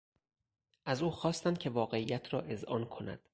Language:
Persian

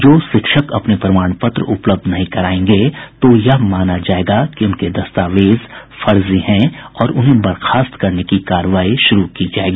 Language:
Hindi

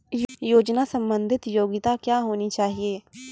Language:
Maithili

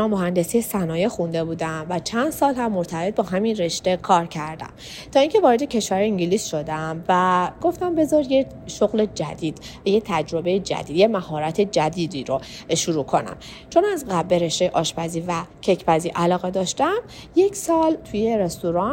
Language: Persian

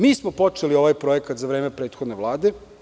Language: Serbian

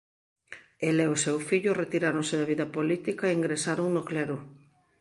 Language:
Galician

